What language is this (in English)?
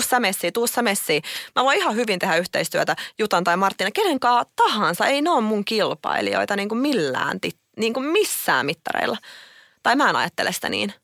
Finnish